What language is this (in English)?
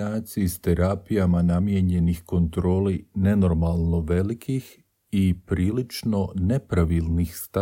Croatian